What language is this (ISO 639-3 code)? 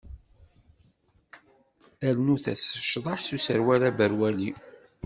kab